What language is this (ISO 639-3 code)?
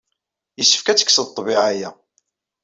kab